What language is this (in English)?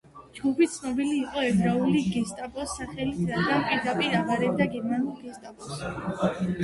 Georgian